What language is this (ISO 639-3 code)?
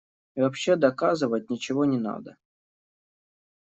rus